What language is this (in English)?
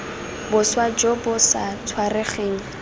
Tswana